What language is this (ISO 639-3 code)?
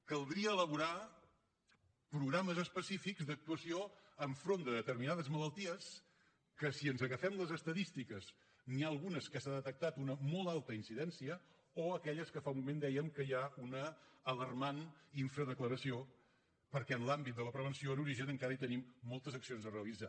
cat